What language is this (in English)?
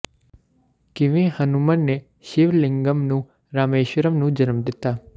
Punjabi